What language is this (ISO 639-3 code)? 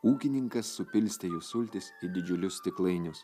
lit